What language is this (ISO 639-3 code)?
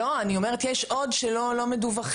heb